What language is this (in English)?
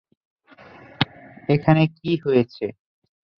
Bangla